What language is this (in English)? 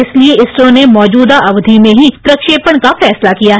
Hindi